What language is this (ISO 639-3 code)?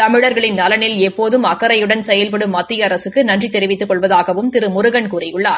tam